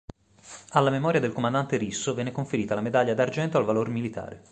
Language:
Italian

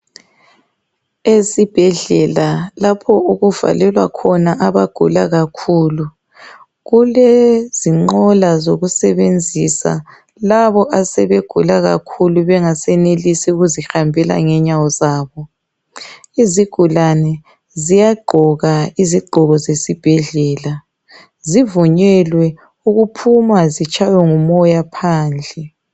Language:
North Ndebele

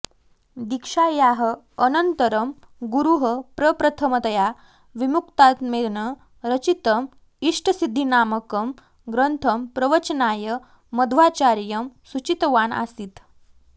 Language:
Sanskrit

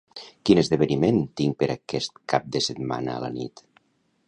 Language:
Catalan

